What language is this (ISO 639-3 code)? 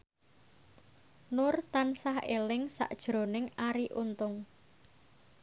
jav